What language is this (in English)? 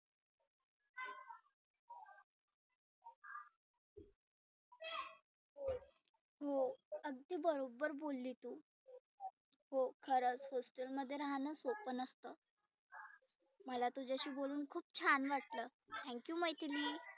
Marathi